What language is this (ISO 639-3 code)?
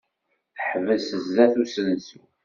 kab